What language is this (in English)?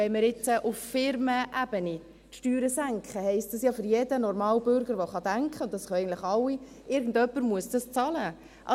Swiss German